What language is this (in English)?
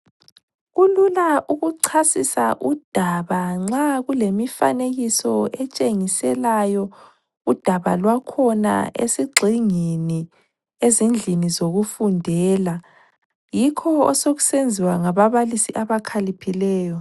North Ndebele